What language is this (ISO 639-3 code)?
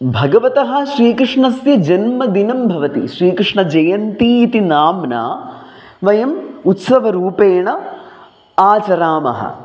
san